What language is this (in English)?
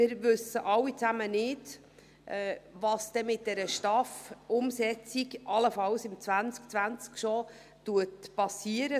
Swiss German